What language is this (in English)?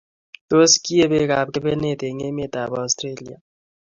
Kalenjin